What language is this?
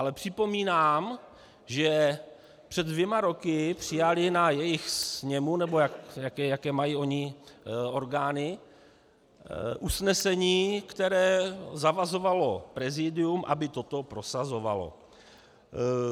Czech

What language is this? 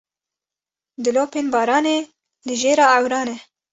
Kurdish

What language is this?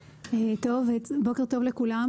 Hebrew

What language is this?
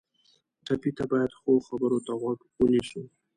Pashto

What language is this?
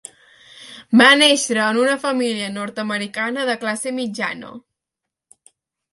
Catalan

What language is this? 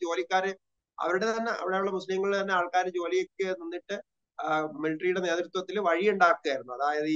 Malayalam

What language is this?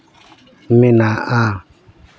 Santali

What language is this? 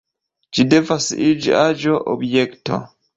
Esperanto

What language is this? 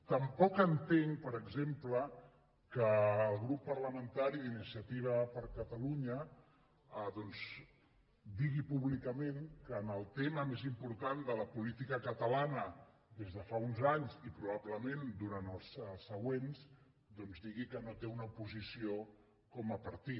Catalan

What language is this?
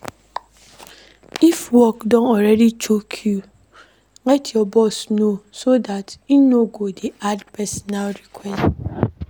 Nigerian Pidgin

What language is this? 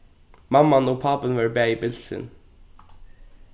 Faroese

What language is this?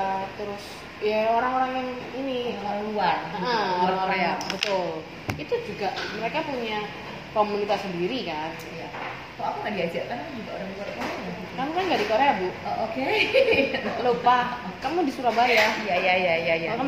Indonesian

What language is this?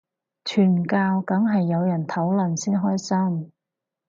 Cantonese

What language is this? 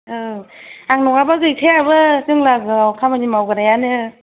Bodo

